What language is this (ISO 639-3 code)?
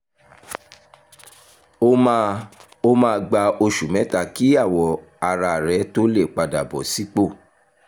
yor